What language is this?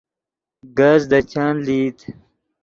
Yidgha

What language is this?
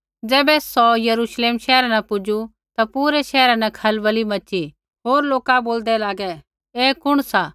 Kullu Pahari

